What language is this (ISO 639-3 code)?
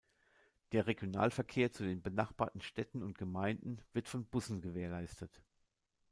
deu